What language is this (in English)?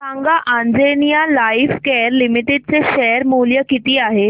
Marathi